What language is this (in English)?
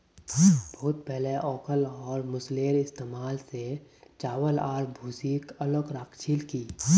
Magahi